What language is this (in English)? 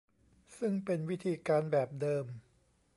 Thai